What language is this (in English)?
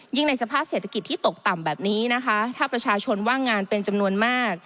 Thai